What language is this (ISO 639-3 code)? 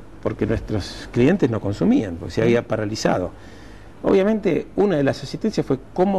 spa